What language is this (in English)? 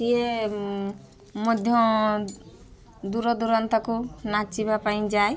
Odia